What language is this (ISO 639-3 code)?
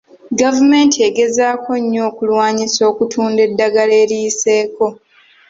lug